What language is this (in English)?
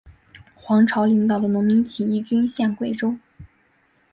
Chinese